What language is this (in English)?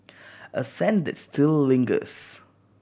English